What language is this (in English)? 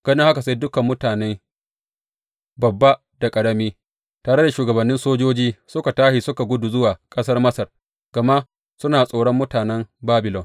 Hausa